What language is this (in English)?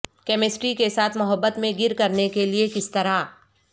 Urdu